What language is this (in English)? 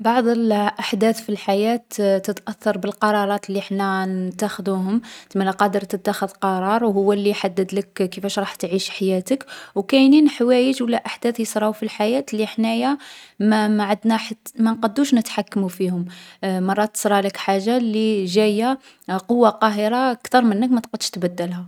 Algerian Arabic